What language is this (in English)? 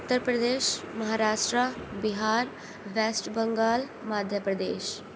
Urdu